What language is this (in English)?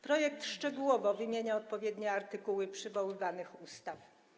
Polish